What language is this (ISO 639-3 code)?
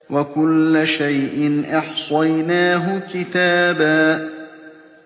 ara